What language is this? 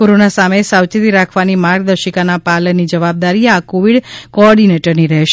Gujarati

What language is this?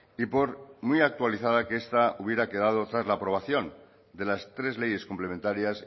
Spanish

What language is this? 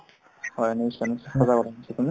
Assamese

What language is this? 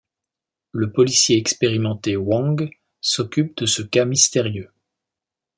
French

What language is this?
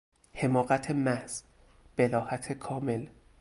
Persian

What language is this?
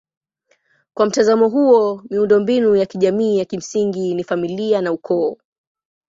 Swahili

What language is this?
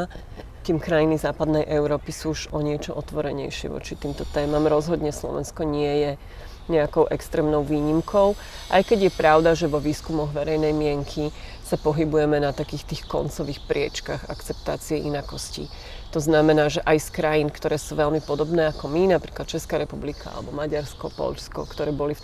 Slovak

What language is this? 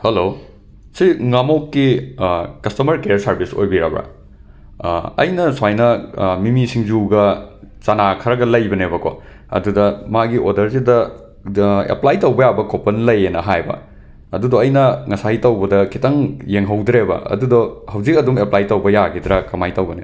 Manipuri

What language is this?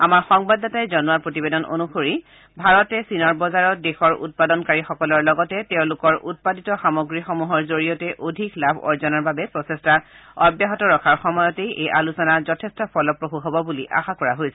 Assamese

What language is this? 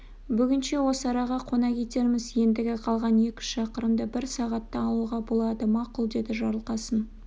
Kazakh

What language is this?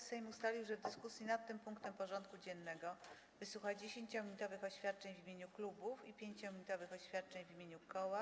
Polish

